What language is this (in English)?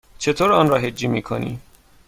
Persian